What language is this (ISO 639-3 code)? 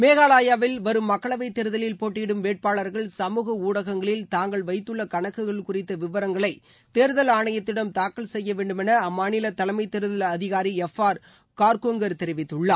tam